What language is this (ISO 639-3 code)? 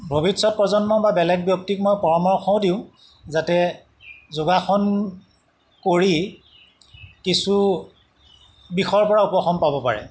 asm